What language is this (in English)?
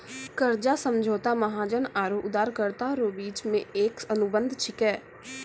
Maithili